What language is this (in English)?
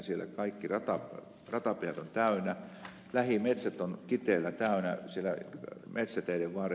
Finnish